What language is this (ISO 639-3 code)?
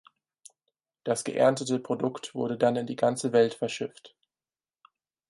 deu